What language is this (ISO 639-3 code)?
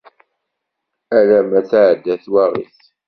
kab